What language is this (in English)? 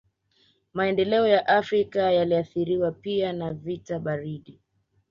Swahili